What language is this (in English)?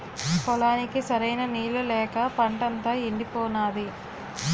Telugu